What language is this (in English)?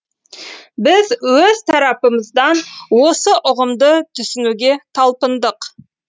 Kazakh